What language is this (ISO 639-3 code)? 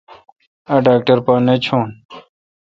xka